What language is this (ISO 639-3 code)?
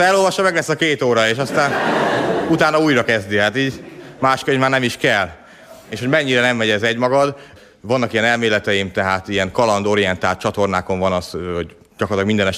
hun